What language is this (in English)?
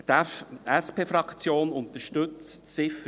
Swiss German